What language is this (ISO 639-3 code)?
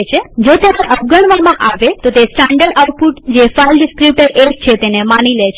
guj